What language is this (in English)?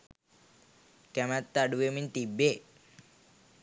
Sinhala